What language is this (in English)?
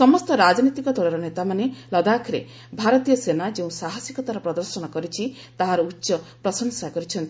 Odia